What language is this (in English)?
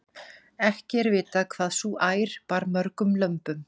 Icelandic